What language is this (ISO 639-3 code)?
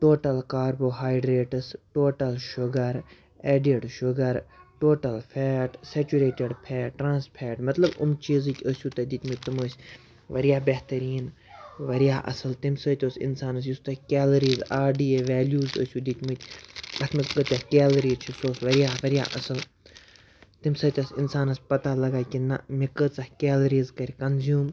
kas